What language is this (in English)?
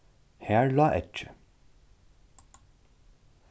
Faroese